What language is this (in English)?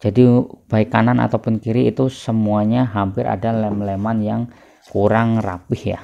Indonesian